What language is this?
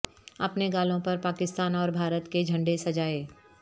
Urdu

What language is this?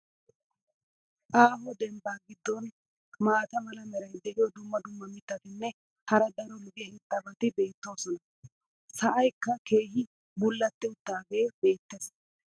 Wolaytta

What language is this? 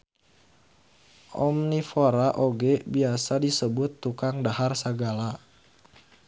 Sundanese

